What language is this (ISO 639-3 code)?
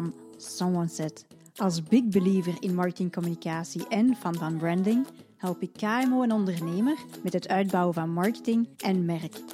nld